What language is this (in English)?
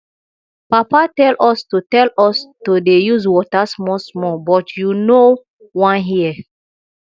Nigerian Pidgin